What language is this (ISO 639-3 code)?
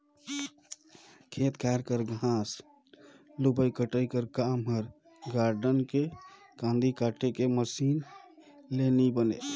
hne